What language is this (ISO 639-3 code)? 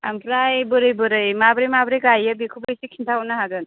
brx